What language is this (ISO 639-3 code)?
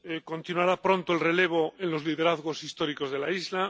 spa